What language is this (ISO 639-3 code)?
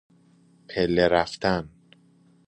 fas